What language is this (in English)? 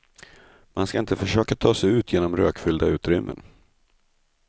Swedish